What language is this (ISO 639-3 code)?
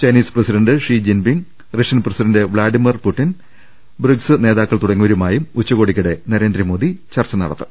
mal